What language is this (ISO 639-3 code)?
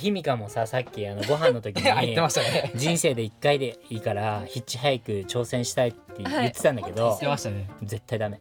jpn